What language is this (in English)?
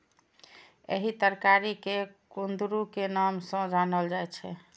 Maithili